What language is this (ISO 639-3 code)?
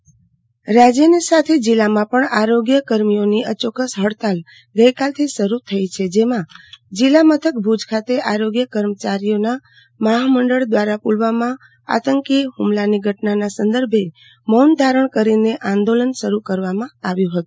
guj